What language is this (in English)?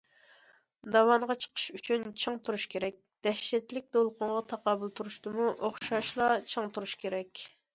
Uyghur